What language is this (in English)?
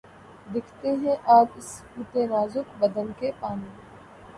Urdu